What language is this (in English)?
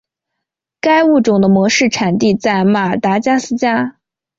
Chinese